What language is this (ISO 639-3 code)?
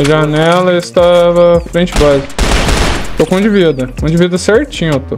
por